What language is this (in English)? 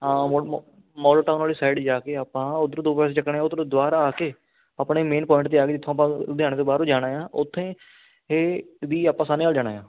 Punjabi